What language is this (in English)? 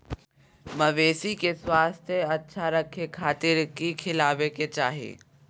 Magahi